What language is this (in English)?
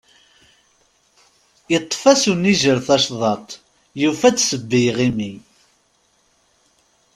Kabyle